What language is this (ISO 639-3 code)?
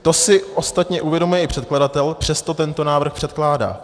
ces